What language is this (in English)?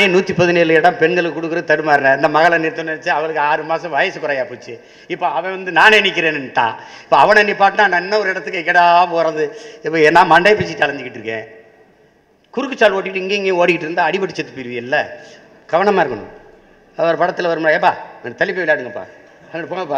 Tamil